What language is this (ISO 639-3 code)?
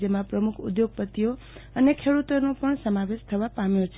guj